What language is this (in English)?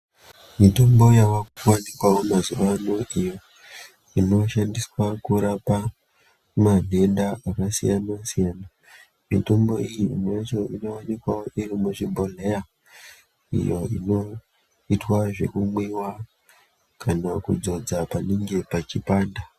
Ndau